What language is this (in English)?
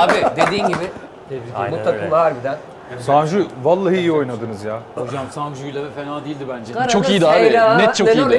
Turkish